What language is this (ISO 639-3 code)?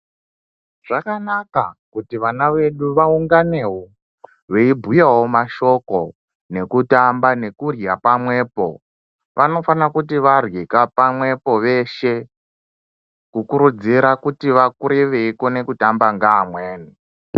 ndc